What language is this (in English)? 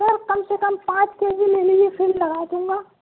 Urdu